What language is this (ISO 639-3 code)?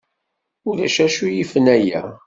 kab